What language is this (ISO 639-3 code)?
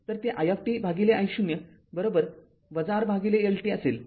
mar